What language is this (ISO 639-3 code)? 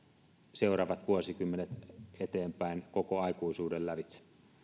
fin